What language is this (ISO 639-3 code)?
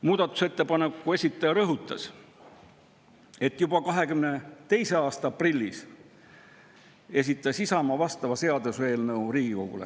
est